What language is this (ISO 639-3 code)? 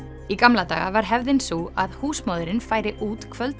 isl